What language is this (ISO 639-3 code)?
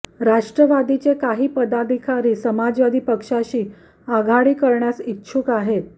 mar